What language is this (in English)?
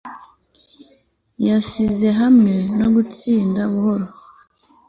Kinyarwanda